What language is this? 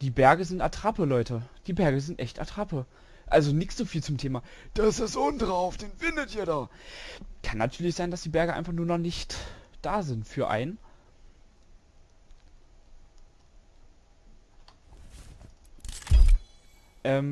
German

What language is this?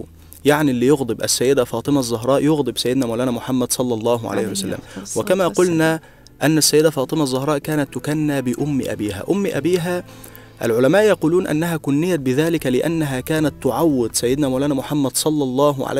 Arabic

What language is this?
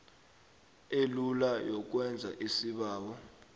South Ndebele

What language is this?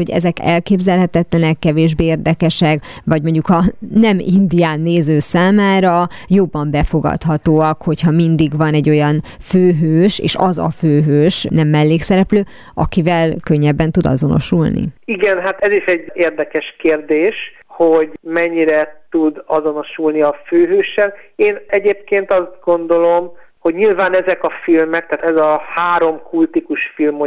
Hungarian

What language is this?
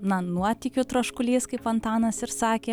Lithuanian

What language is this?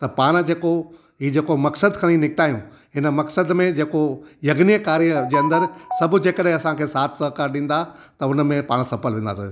Sindhi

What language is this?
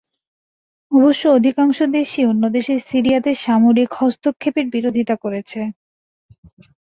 Bangla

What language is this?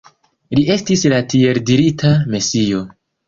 Esperanto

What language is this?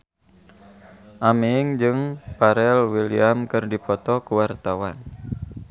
Sundanese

